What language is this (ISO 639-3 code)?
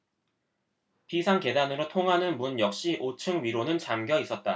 kor